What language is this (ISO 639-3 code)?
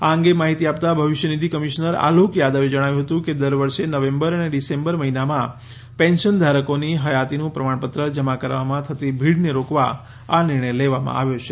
guj